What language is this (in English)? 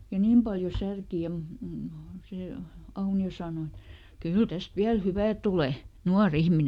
Finnish